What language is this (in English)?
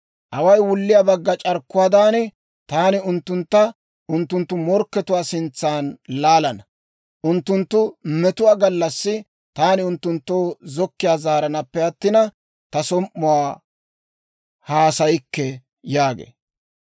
Dawro